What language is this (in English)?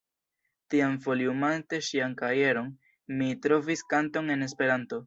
Esperanto